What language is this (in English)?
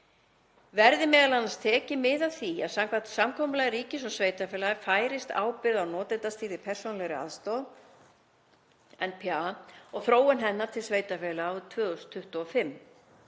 Icelandic